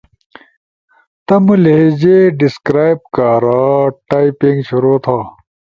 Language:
Ushojo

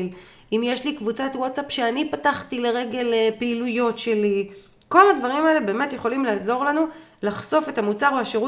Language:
Hebrew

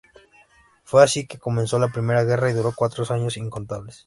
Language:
Spanish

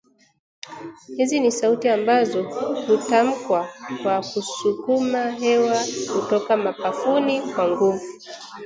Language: Swahili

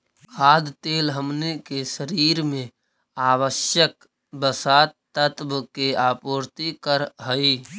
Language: Magahi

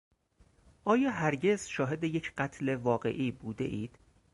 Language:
Persian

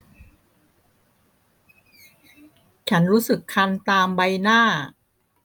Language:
Thai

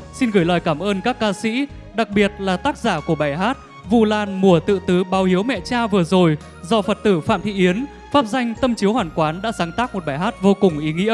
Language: Vietnamese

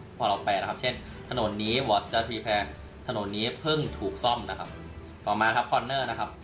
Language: Thai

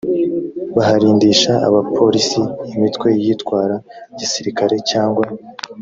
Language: Kinyarwanda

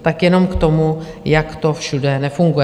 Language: Czech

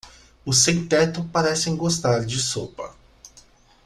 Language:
Portuguese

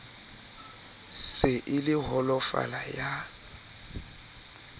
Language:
Southern Sotho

